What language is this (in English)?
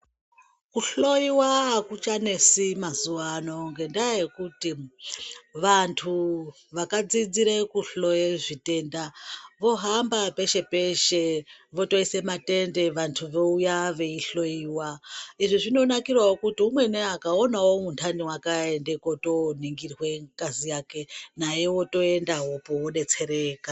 Ndau